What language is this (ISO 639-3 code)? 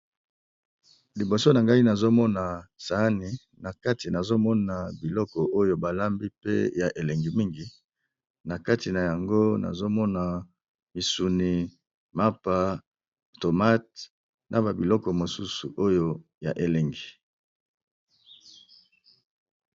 lin